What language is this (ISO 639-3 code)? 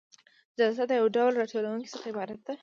pus